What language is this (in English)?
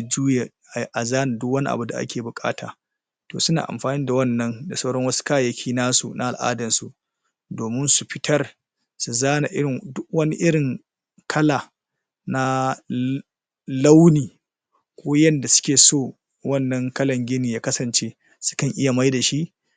Hausa